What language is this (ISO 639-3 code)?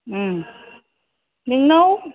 brx